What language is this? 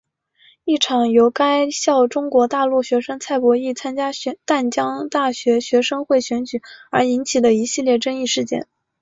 Chinese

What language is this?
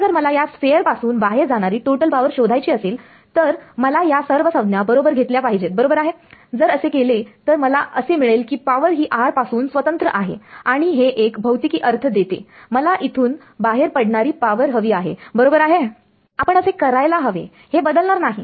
Marathi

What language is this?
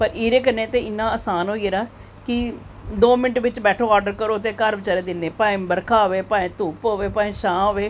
Dogri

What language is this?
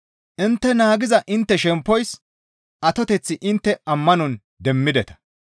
Gamo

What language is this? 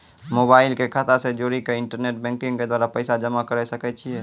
Maithili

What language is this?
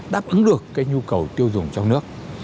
Vietnamese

